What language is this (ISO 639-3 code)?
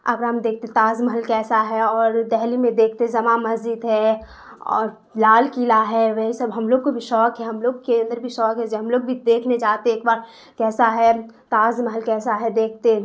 urd